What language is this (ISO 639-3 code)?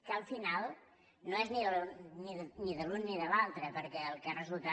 cat